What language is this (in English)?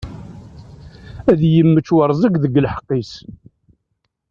Kabyle